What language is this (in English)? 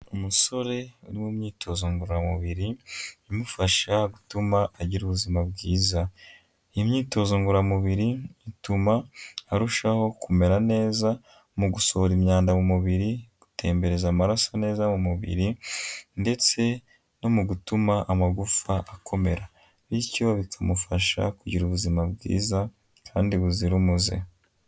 Kinyarwanda